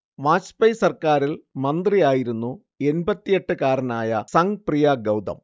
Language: Malayalam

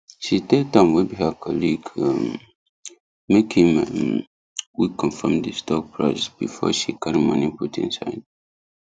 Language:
Nigerian Pidgin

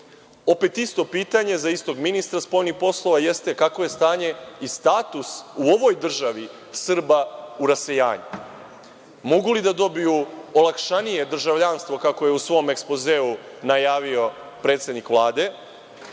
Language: Serbian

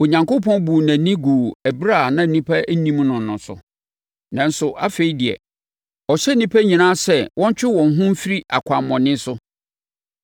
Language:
Akan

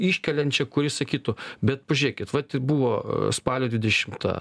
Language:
Lithuanian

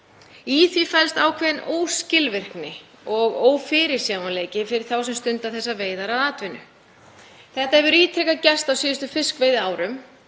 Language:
Icelandic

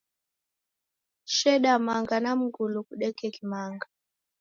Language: Taita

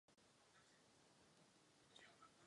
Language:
Czech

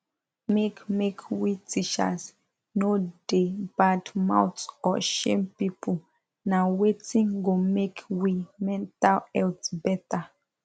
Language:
Nigerian Pidgin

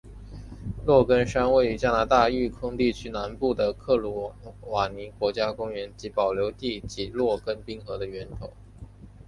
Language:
Chinese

